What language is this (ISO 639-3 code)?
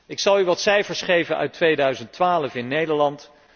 nld